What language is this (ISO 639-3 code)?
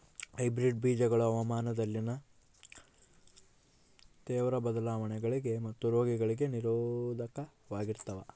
kan